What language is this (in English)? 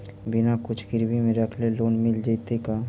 Magahi